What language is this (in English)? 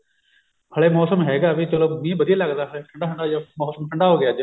Punjabi